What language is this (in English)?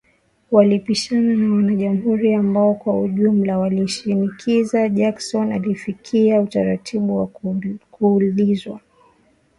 Swahili